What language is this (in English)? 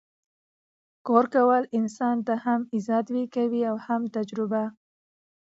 Pashto